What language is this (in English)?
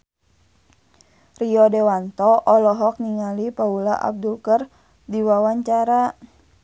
Sundanese